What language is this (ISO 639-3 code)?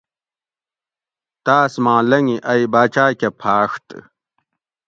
gwc